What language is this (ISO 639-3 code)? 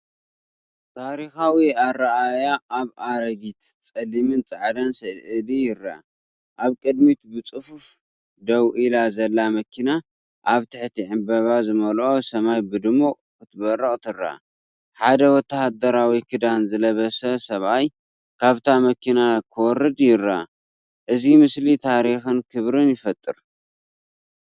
tir